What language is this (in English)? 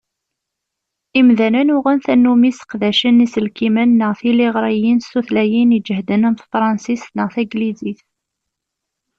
Kabyle